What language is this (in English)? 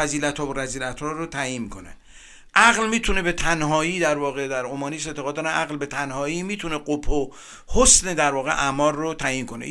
Persian